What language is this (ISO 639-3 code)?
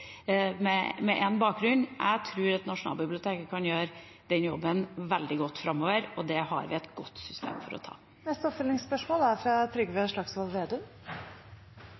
nor